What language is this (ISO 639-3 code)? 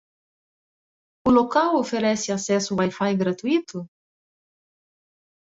por